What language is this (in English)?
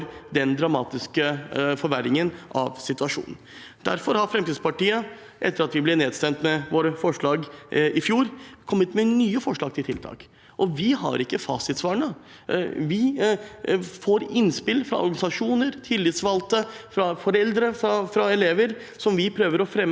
Norwegian